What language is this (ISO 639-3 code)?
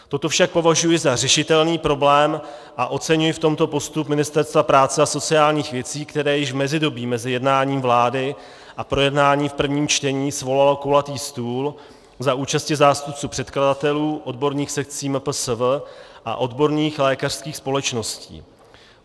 ces